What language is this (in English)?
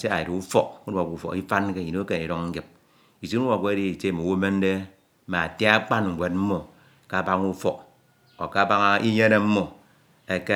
Ito